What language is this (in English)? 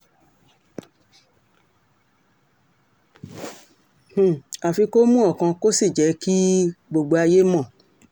Yoruba